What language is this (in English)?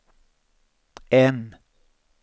Swedish